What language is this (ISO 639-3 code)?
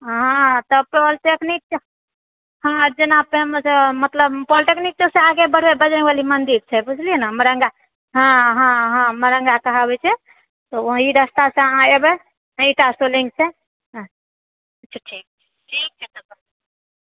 mai